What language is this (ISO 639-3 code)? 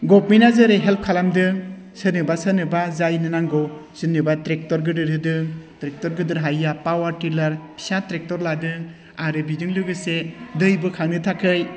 brx